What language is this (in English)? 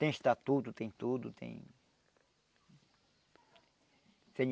Portuguese